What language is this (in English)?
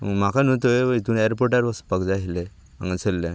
Konkani